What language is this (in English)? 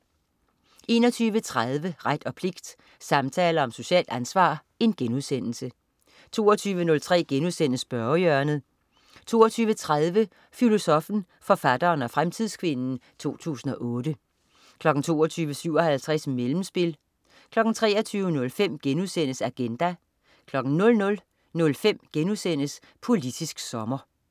Danish